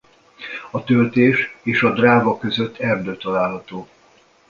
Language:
Hungarian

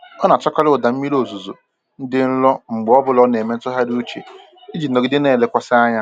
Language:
Igbo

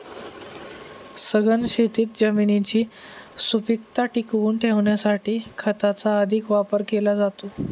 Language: Marathi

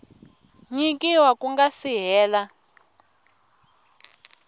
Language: Tsonga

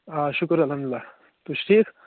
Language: Kashmiri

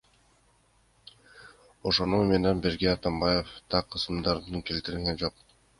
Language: Kyrgyz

